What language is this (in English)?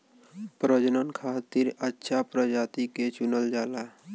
Bhojpuri